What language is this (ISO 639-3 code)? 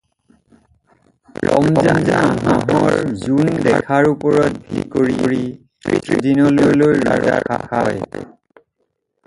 asm